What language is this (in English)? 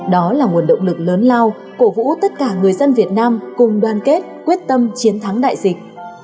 Vietnamese